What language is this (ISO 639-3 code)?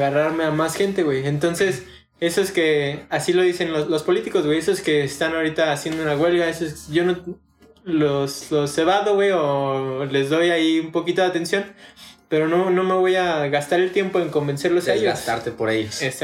spa